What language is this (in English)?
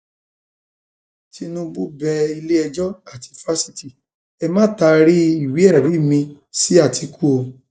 Yoruba